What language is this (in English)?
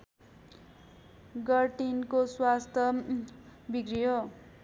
Nepali